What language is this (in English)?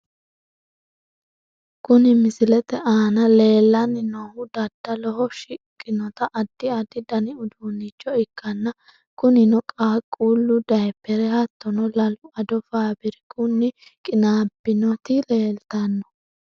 Sidamo